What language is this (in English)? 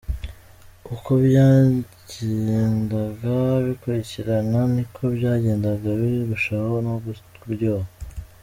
Kinyarwanda